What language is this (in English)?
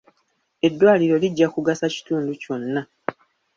Ganda